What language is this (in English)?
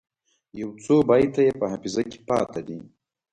Pashto